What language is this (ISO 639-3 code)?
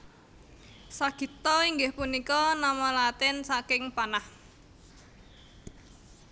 jav